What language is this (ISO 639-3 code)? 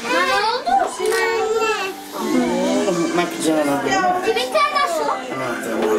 tur